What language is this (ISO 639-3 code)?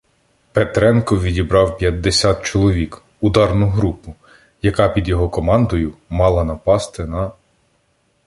ukr